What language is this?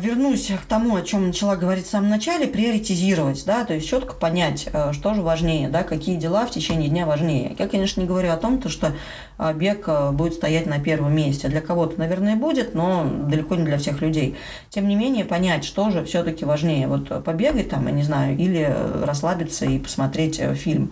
Russian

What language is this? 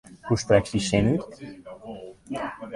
Western Frisian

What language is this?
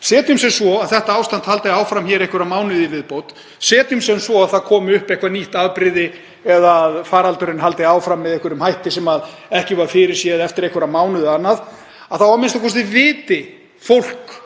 Icelandic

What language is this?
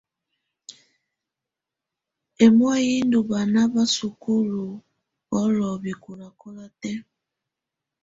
Tunen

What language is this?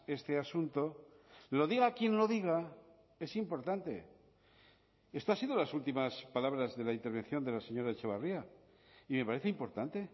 Spanish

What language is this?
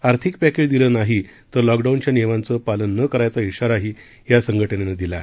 Marathi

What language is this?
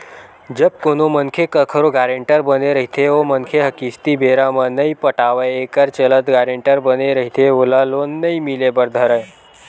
Chhattisgarhi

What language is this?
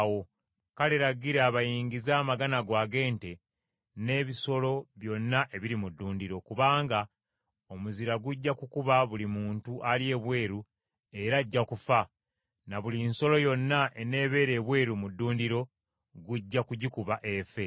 Ganda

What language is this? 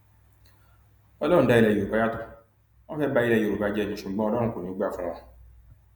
Yoruba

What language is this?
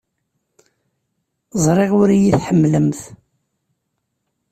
Kabyle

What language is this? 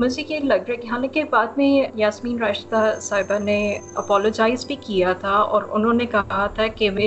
Urdu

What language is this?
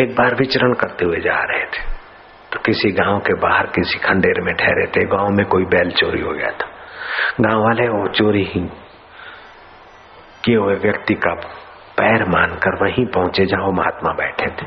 Hindi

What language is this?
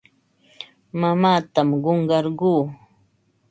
Ambo-Pasco Quechua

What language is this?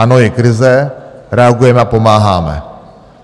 Czech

